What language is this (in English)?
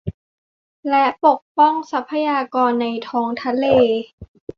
Thai